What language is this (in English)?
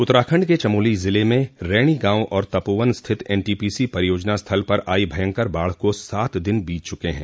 Hindi